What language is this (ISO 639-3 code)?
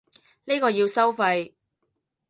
yue